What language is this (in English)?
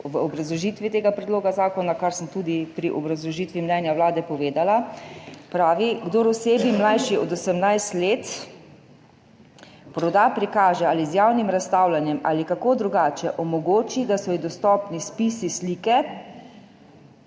Slovenian